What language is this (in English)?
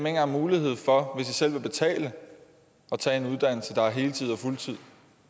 Danish